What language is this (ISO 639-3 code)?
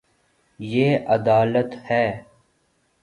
urd